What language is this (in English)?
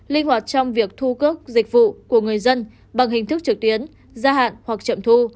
Vietnamese